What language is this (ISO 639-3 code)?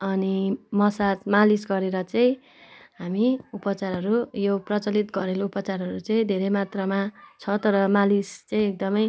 nep